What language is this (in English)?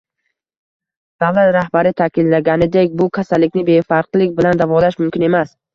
Uzbek